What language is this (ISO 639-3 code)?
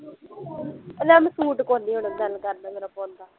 pan